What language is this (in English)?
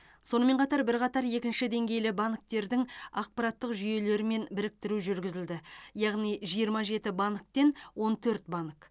Kazakh